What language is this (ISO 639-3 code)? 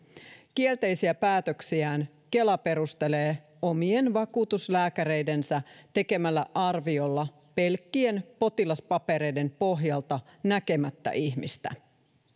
fin